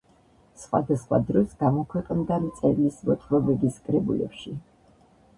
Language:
Georgian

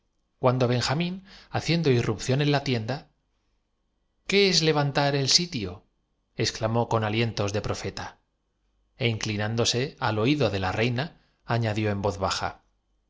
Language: Spanish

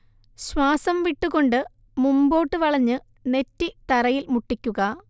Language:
Malayalam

